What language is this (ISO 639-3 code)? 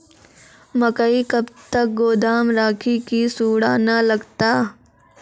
mai